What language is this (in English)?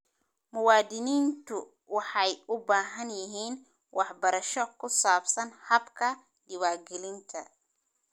Somali